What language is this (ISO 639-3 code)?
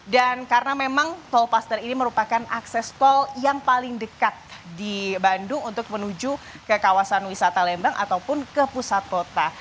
ind